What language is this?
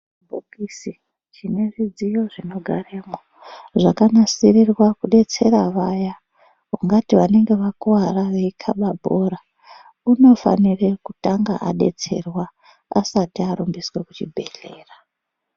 Ndau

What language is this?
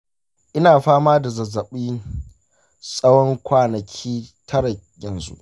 Hausa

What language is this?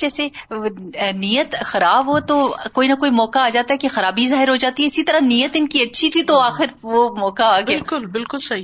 Urdu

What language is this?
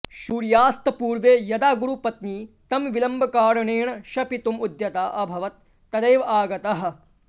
Sanskrit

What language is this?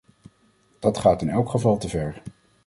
Dutch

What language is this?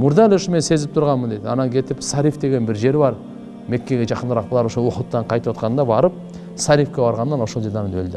Turkish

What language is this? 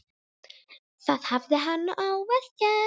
Icelandic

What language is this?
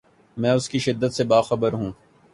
Urdu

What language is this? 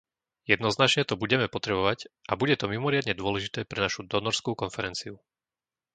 Slovak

